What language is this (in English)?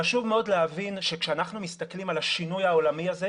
Hebrew